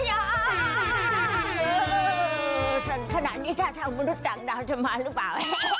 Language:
Thai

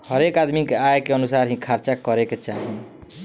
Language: Bhojpuri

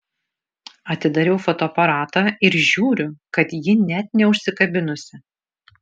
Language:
Lithuanian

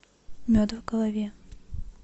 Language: Russian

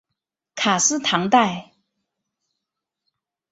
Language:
Chinese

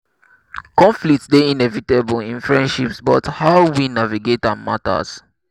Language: Nigerian Pidgin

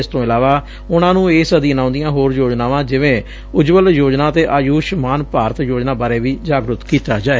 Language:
Punjabi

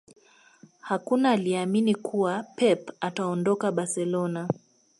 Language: Swahili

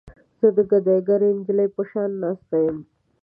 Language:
Pashto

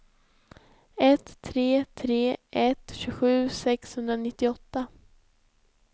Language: Swedish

